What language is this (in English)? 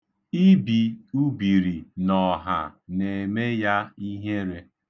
Igbo